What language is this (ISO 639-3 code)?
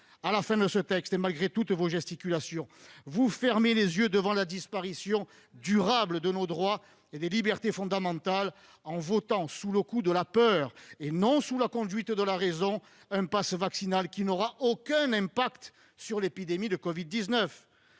fra